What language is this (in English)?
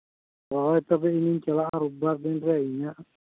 Santali